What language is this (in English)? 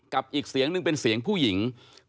Thai